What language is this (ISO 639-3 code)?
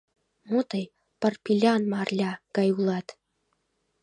chm